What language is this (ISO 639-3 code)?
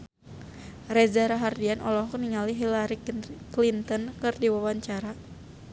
sun